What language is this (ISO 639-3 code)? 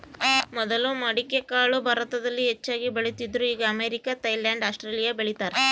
kan